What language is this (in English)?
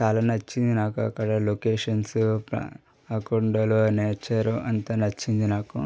Telugu